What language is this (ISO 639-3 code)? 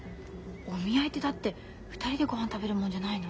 jpn